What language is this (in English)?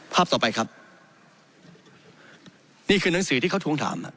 Thai